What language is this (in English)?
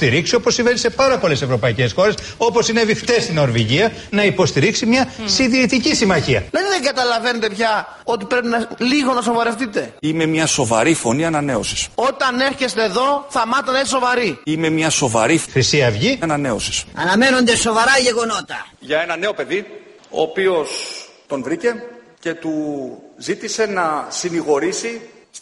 Greek